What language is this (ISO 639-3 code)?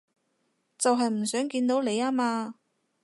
yue